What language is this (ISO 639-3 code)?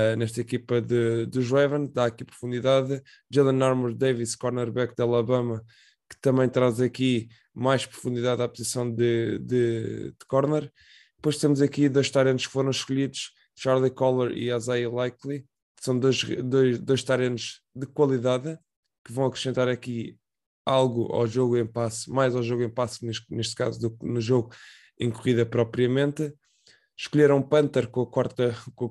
por